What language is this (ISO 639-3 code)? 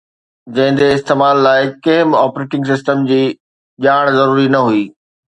snd